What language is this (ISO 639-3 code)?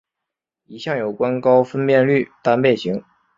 zho